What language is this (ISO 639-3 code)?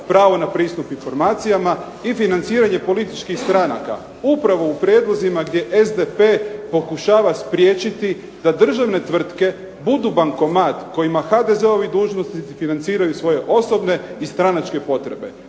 hrv